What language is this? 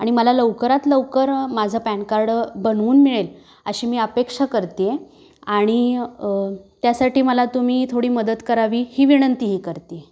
Marathi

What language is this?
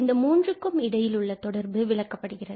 Tamil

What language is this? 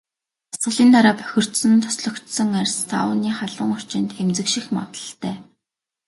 Mongolian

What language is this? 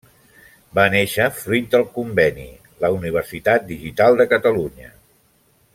Catalan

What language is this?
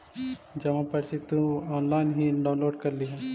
Magahi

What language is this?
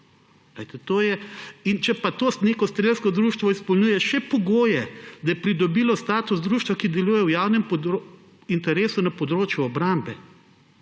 Slovenian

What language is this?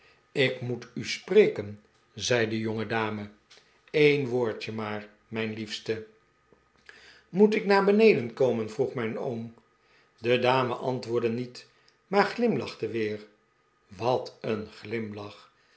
Dutch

